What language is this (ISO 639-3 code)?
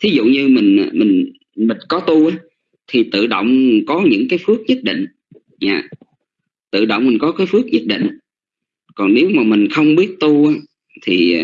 vie